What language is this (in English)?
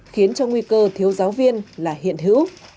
Vietnamese